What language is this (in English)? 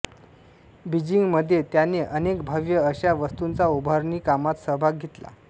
Marathi